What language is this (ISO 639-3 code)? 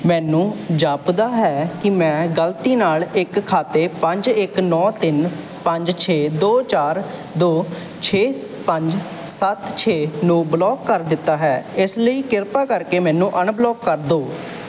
pan